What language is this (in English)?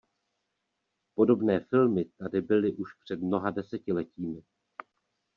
Czech